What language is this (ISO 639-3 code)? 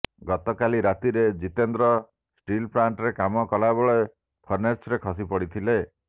ori